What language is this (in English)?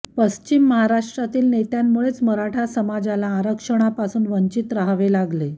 Marathi